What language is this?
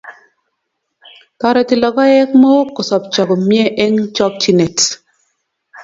Kalenjin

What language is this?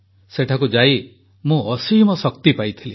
Odia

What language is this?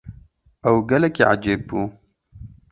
Kurdish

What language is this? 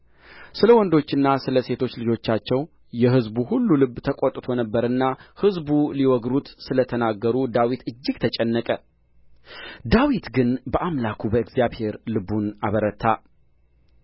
Amharic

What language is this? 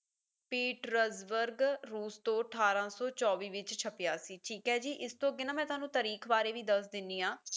Punjabi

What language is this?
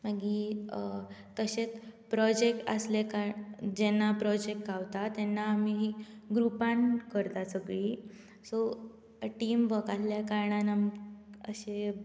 Konkani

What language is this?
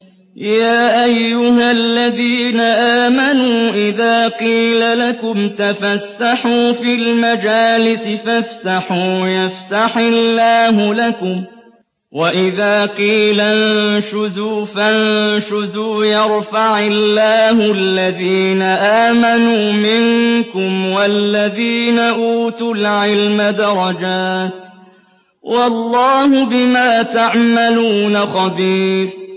Arabic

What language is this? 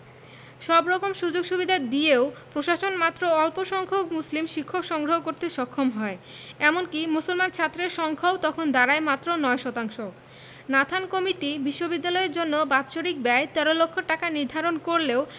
Bangla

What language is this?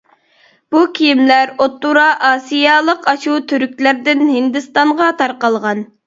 Uyghur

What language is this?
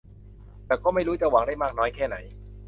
Thai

